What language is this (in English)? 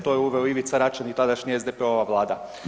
Croatian